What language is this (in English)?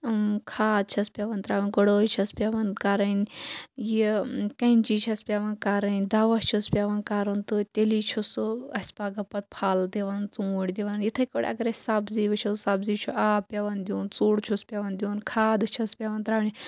Kashmiri